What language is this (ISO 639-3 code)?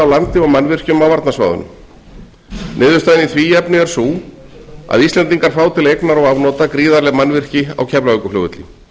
isl